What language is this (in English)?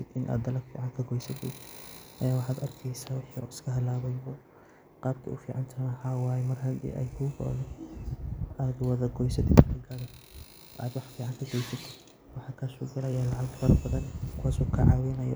Somali